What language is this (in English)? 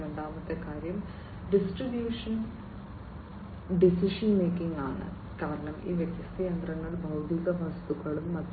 Malayalam